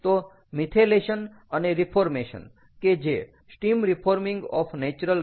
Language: Gujarati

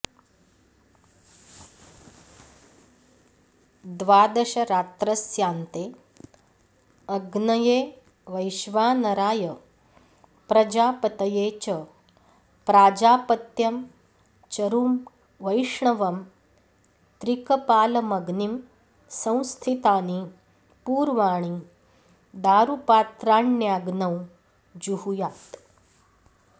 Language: Sanskrit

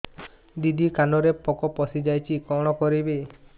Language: Odia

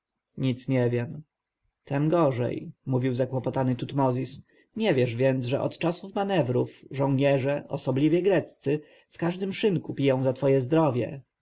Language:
Polish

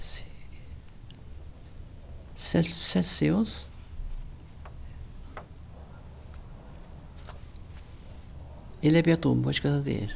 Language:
Faroese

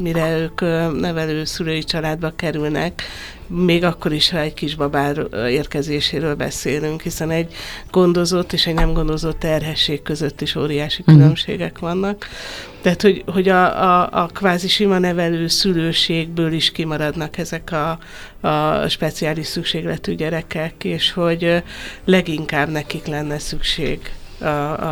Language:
Hungarian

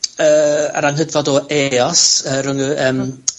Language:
Welsh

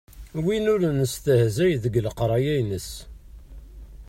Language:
Kabyle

